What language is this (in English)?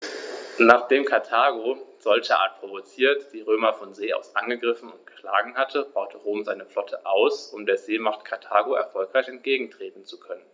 German